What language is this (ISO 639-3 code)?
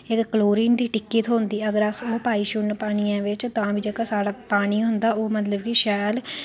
doi